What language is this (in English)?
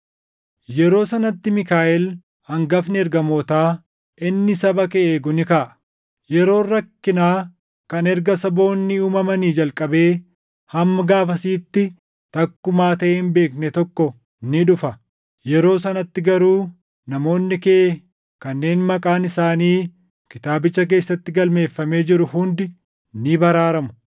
Oromo